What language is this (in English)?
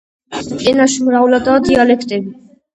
Georgian